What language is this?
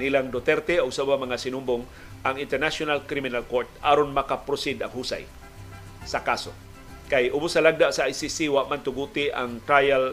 Filipino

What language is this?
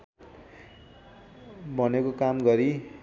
Nepali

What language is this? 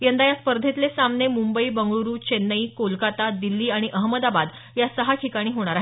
Marathi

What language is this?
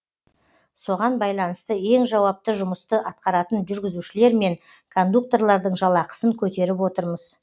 Kazakh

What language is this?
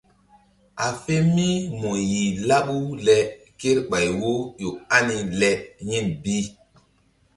Mbum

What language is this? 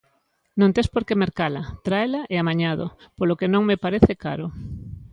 Galician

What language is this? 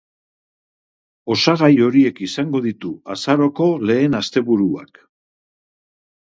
Basque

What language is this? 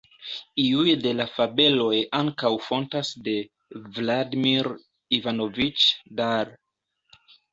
Esperanto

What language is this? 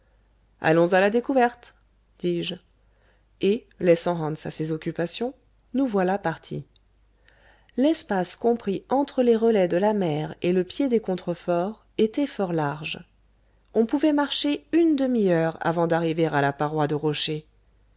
French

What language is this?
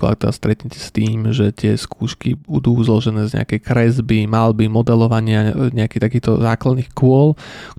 Slovak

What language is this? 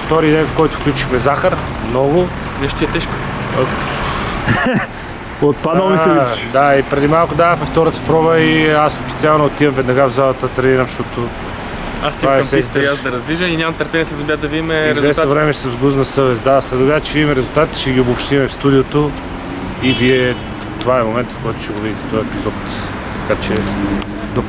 Bulgarian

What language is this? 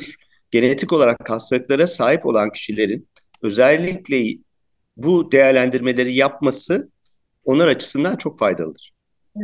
Turkish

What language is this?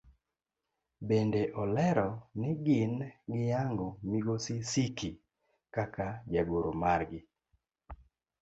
Luo (Kenya and Tanzania)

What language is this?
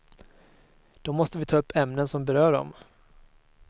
Swedish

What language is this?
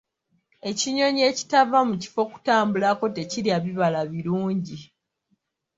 Ganda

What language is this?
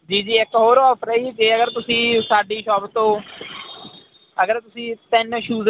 Punjabi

